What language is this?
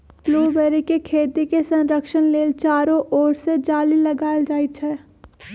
Magahi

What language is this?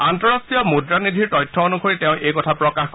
Assamese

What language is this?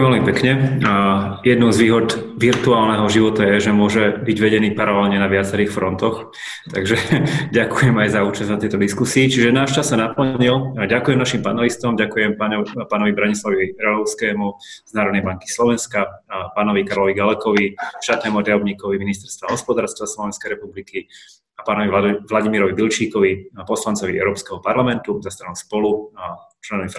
Slovak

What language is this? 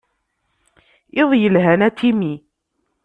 Kabyle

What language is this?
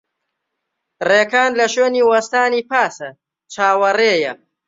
Central Kurdish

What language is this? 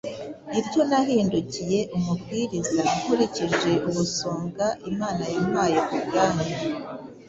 Kinyarwanda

